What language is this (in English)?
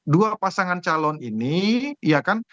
Indonesian